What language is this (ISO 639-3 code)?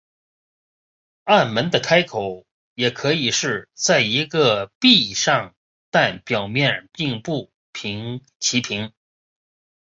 zho